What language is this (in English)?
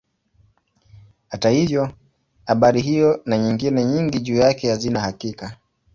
Swahili